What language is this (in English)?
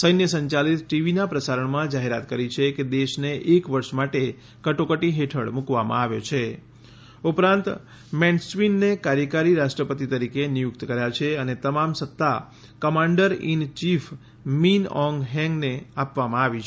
Gujarati